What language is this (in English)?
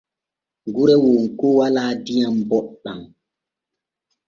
Borgu Fulfulde